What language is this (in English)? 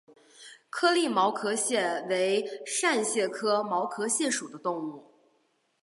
Chinese